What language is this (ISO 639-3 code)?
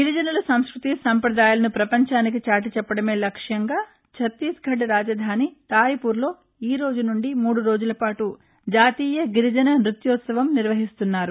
tel